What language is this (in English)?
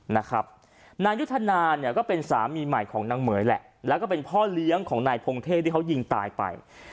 Thai